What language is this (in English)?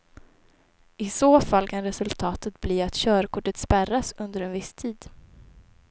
Swedish